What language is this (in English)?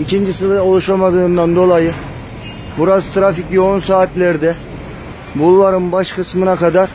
Turkish